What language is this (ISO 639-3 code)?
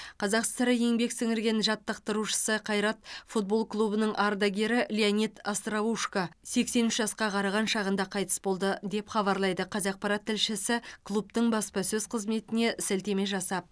kaz